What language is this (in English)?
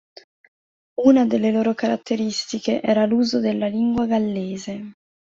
Italian